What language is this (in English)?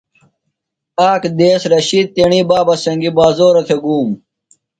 Phalura